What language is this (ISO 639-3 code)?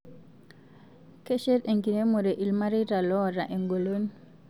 mas